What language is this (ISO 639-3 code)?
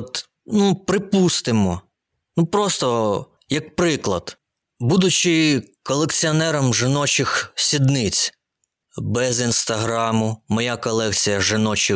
ukr